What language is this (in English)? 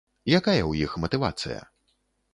Belarusian